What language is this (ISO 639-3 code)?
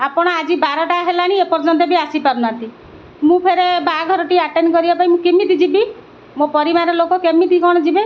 ori